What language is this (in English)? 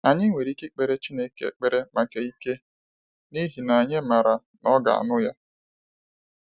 Igbo